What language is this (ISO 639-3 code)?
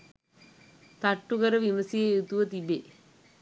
sin